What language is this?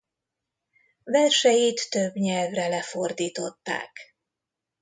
Hungarian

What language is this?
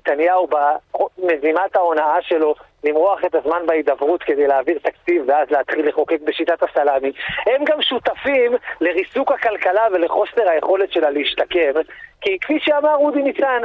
Hebrew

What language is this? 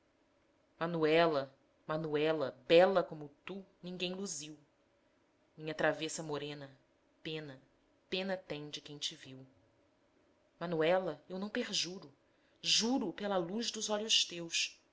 Portuguese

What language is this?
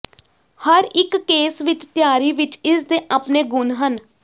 Punjabi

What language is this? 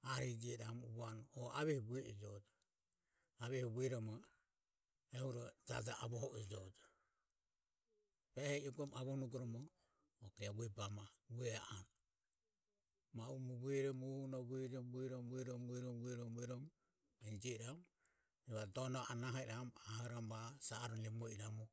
Ömie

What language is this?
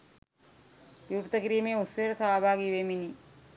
Sinhala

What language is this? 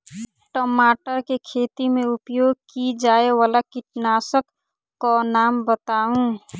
Maithili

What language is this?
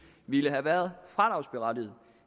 Danish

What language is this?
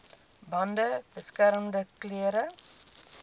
Afrikaans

